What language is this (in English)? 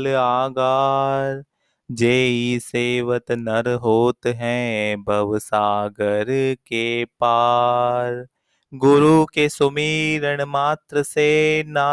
Hindi